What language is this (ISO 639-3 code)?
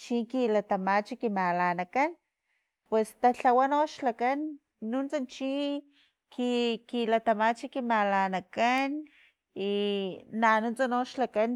tlp